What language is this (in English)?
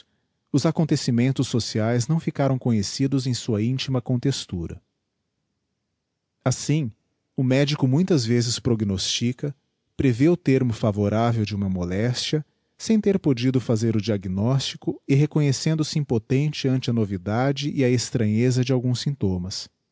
Portuguese